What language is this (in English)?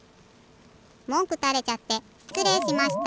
Japanese